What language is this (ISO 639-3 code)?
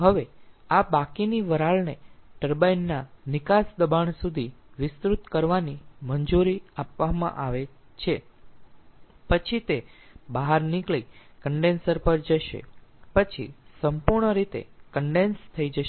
guj